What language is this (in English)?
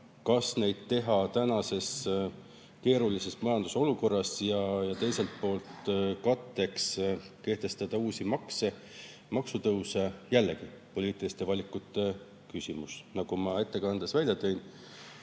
Estonian